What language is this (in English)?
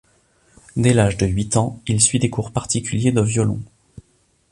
French